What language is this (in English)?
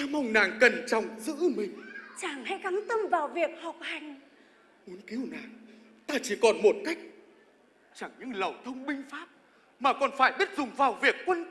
Vietnamese